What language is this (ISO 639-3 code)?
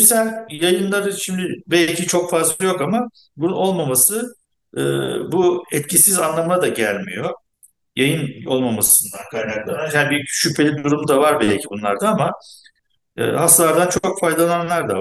tur